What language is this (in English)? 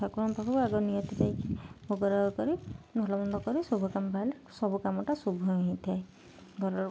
Odia